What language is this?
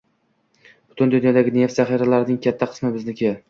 Uzbek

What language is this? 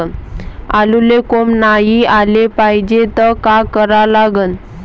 Marathi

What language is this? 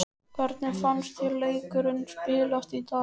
Icelandic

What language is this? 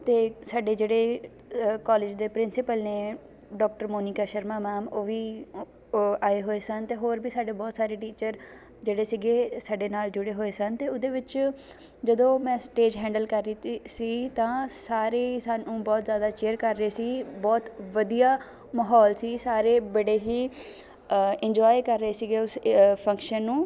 Punjabi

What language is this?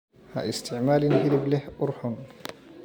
Somali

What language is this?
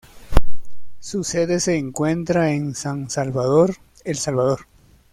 Spanish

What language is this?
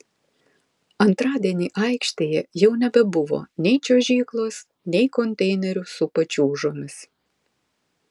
Lithuanian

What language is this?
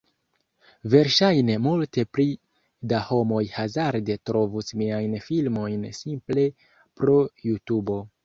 Esperanto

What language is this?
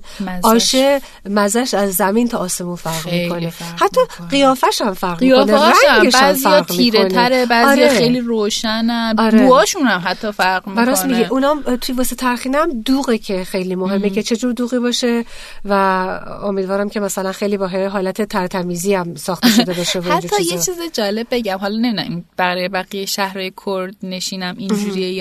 Persian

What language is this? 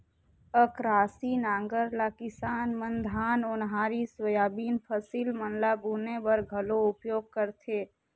Chhattisgarhi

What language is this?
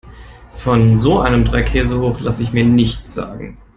German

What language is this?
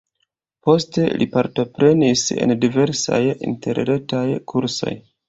Esperanto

